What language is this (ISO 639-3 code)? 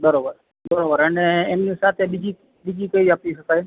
guj